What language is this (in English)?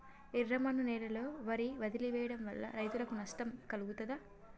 Telugu